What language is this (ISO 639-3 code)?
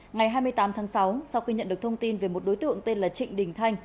vie